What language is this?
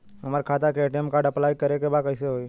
Bhojpuri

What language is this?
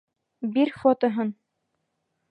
Bashkir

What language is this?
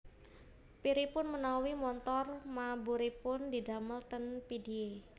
Javanese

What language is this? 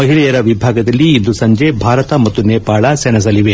Kannada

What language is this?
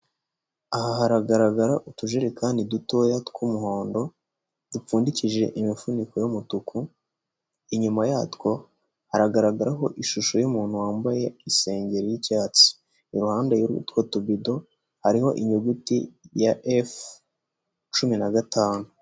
Kinyarwanda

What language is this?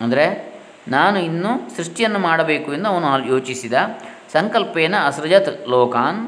Kannada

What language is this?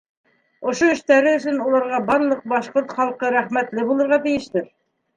Bashkir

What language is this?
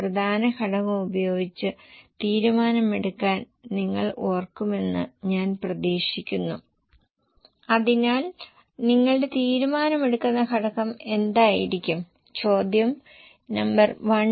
Malayalam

